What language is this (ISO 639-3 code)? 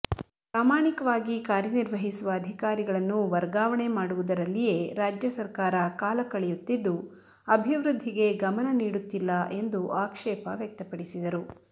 kan